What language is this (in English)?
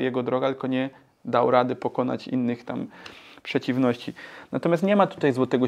Polish